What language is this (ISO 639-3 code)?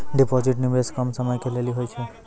mai